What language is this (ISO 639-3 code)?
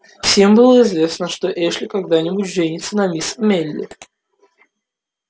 rus